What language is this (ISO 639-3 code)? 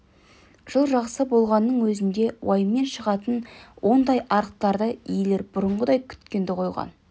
kaz